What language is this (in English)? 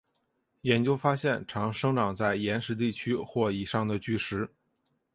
Chinese